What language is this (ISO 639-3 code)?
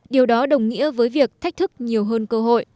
vie